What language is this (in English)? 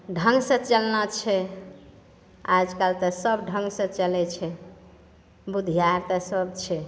Maithili